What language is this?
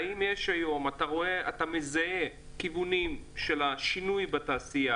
Hebrew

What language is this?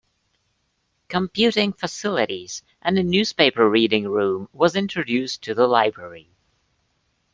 English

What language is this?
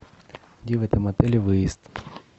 Russian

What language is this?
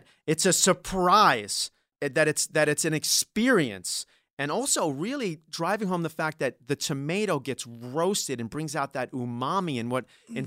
English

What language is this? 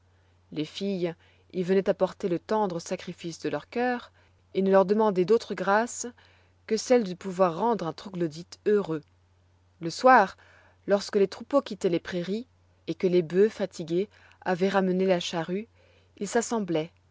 French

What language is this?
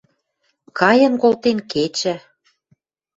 Western Mari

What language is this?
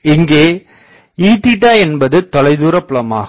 Tamil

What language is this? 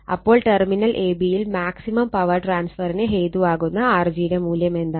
Malayalam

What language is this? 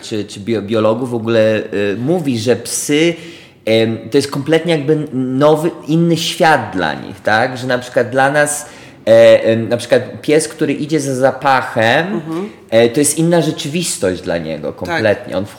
Polish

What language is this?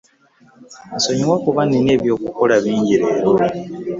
Ganda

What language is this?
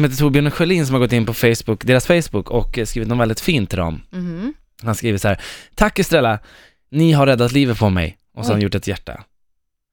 Swedish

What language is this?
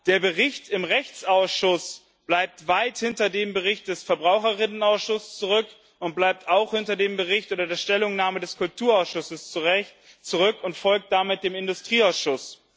German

